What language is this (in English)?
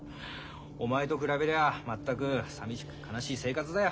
Japanese